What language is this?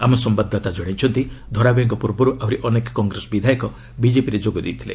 Odia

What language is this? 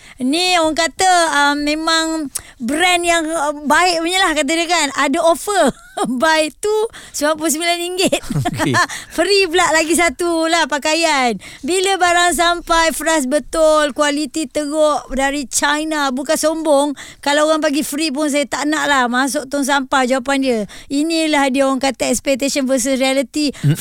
Malay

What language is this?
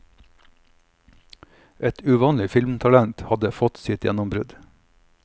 Norwegian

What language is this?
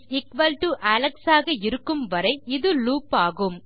Tamil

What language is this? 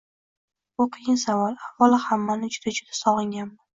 Uzbek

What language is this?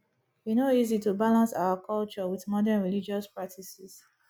Nigerian Pidgin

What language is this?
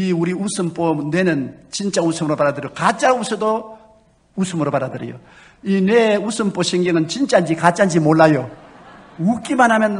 Korean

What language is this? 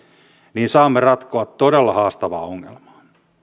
Finnish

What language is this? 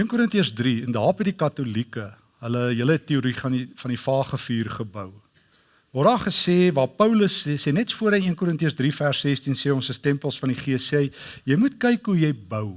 Dutch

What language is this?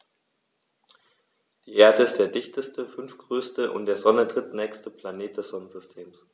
German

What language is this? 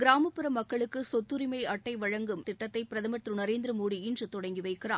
Tamil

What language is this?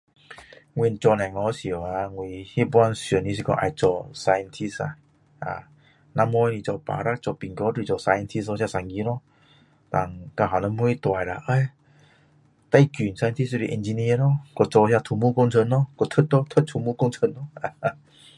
Min Dong Chinese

